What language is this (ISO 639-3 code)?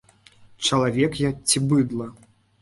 bel